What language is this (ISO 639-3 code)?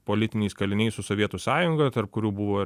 lit